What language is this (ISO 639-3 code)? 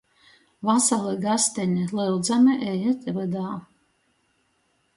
ltg